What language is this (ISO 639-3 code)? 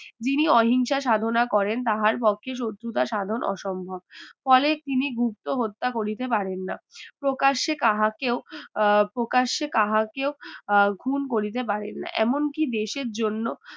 ben